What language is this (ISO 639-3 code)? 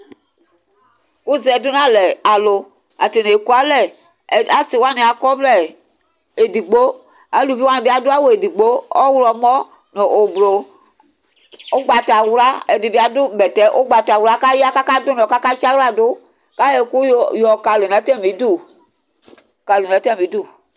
kpo